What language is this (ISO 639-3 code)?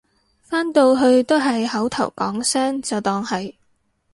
yue